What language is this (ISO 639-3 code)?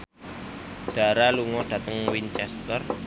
jav